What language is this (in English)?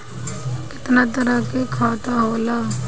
Bhojpuri